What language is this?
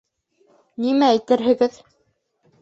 Bashkir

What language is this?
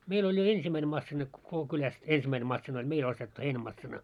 Finnish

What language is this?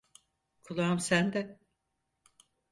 Turkish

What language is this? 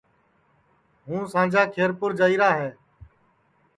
Sansi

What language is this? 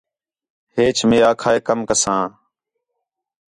Khetrani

